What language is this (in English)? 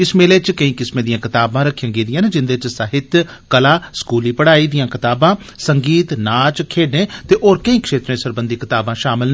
Dogri